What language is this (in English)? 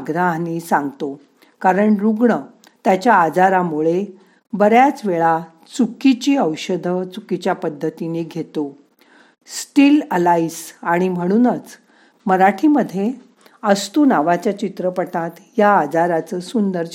Marathi